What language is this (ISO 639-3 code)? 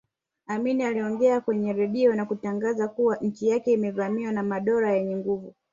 swa